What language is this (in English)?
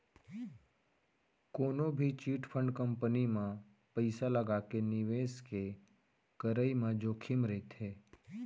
Chhattisgarhi